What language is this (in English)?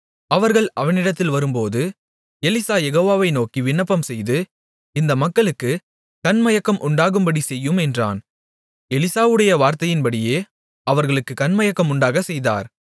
Tamil